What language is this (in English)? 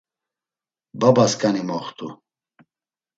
Laz